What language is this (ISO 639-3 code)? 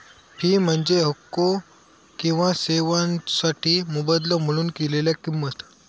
mar